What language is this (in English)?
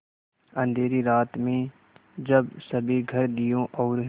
Hindi